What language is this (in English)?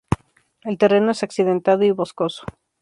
Spanish